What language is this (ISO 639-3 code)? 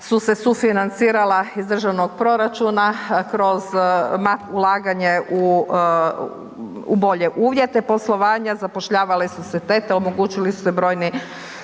hrv